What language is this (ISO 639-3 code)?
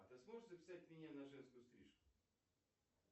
rus